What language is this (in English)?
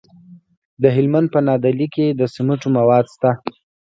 Pashto